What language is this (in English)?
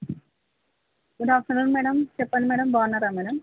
Telugu